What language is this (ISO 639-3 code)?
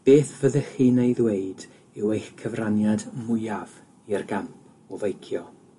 cym